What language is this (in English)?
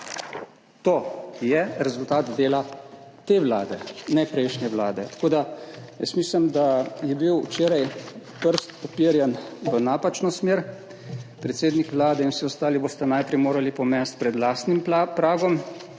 Slovenian